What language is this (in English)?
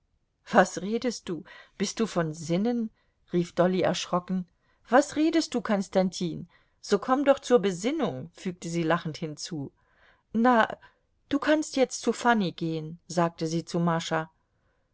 German